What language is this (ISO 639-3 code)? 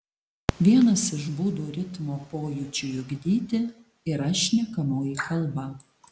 lit